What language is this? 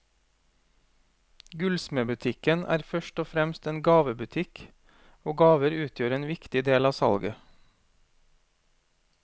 Norwegian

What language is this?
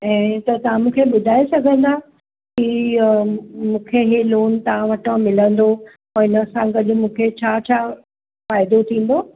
Sindhi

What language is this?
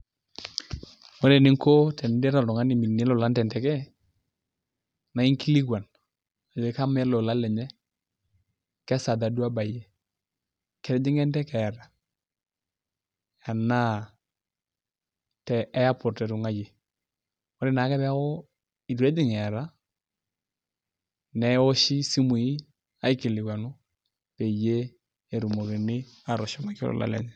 Masai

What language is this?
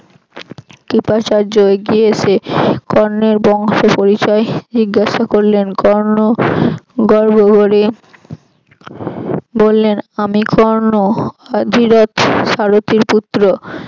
Bangla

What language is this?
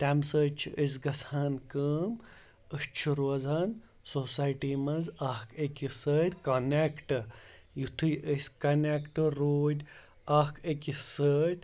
Kashmiri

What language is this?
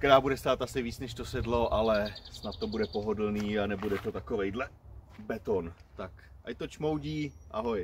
Czech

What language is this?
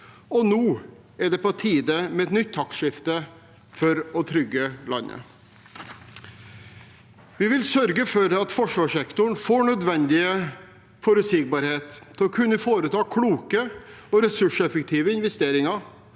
Norwegian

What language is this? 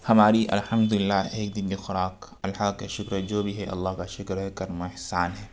Urdu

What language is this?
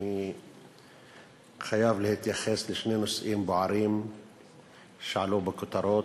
Hebrew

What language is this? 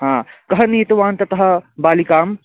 Sanskrit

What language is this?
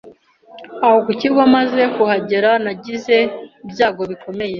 Kinyarwanda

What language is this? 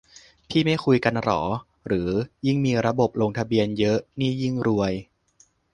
Thai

